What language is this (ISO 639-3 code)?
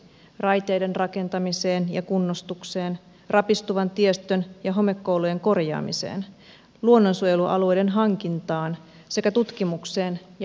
fin